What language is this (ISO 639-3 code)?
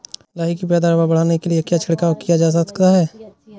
hin